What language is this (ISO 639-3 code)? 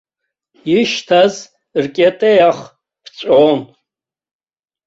abk